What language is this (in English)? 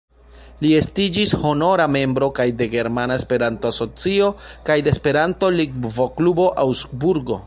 Esperanto